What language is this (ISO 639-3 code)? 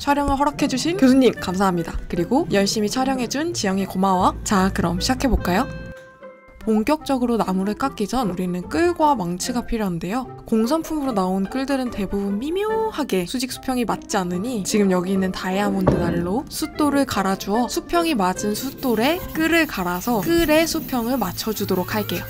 kor